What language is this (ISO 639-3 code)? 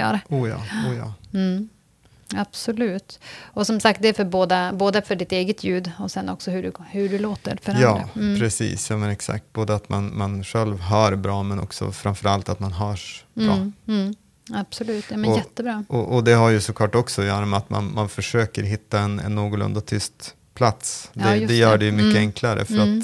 swe